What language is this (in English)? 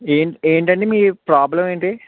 Telugu